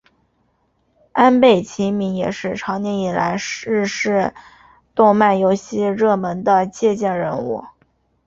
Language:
Chinese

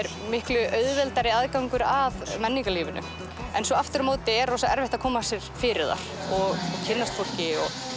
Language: Icelandic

